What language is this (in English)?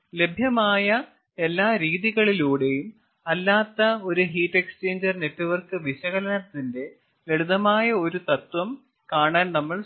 Malayalam